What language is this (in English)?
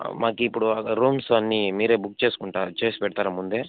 Telugu